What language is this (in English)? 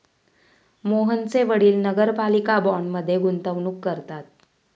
Marathi